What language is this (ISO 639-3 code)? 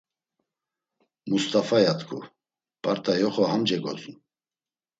lzz